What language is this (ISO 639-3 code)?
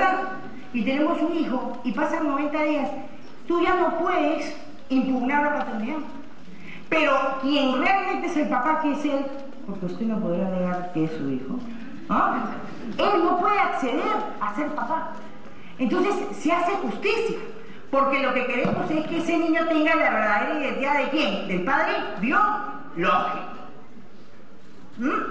spa